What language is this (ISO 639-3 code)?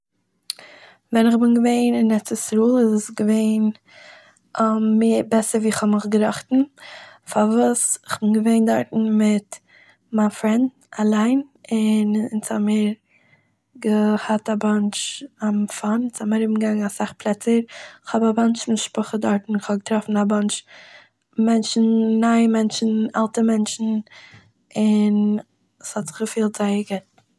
yid